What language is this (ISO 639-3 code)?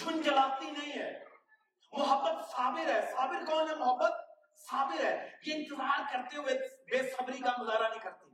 urd